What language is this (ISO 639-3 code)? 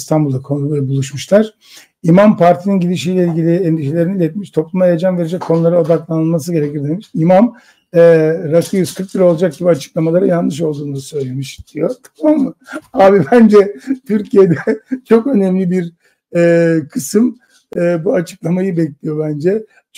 tur